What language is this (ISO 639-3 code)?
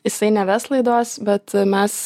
lit